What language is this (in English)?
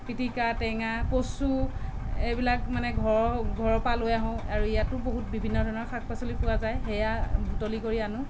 Assamese